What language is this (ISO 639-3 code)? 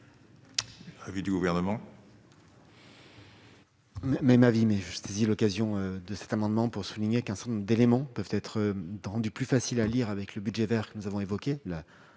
fra